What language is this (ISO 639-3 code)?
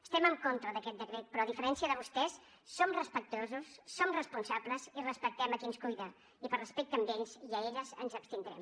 cat